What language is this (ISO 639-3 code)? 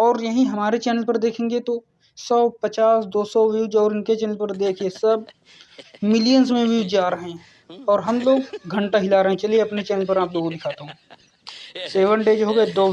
hin